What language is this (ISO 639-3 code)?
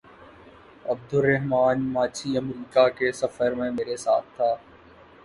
urd